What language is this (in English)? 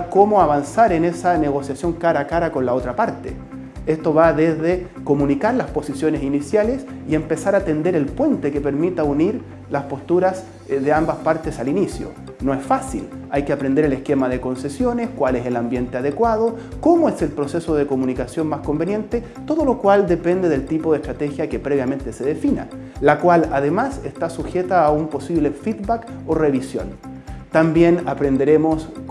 Spanish